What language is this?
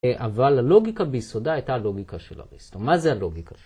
Hebrew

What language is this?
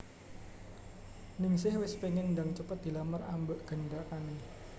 Javanese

